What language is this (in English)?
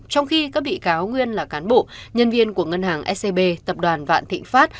Vietnamese